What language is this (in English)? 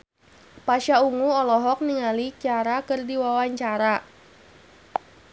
Sundanese